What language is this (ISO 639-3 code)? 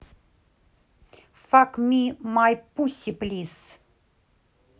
rus